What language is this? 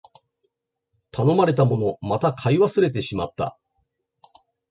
Japanese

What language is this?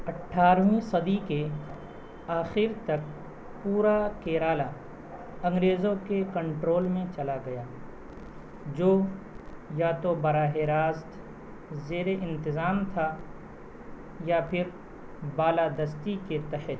Urdu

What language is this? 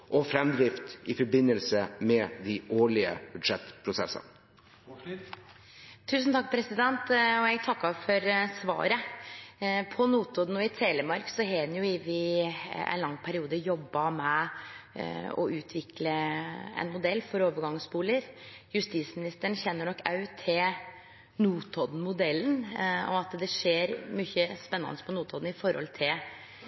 Norwegian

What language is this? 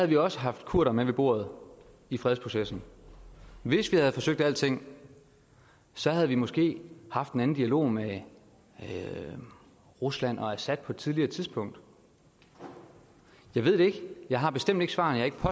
Danish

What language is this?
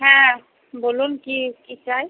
Bangla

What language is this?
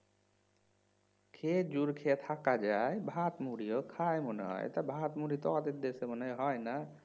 Bangla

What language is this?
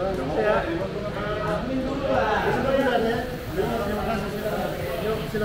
Indonesian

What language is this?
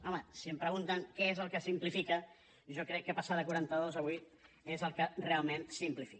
Catalan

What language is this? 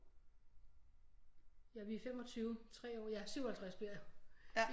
Danish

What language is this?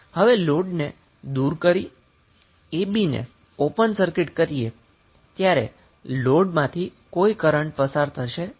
Gujarati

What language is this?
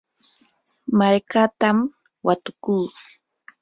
Yanahuanca Pasco Quechua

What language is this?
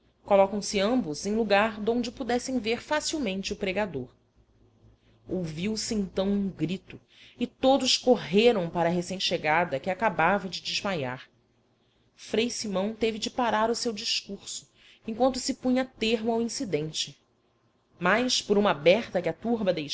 Portuguese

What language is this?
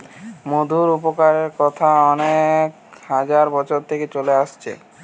Bangla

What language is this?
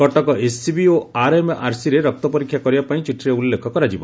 Odia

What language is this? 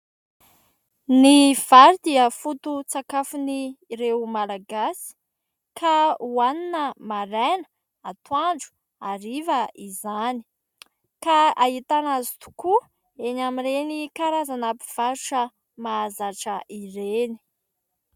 Malagasy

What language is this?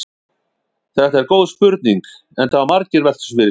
Icelandic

